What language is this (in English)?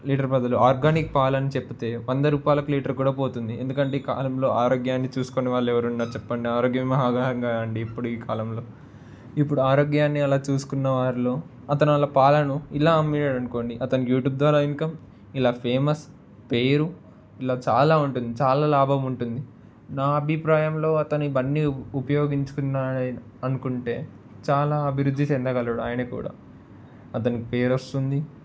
Telugu